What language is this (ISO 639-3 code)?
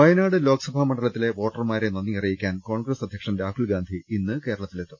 mal